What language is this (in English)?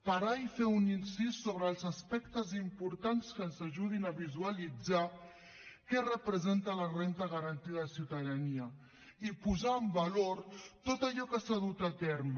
Catalan